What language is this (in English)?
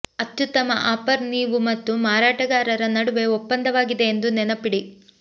Kannada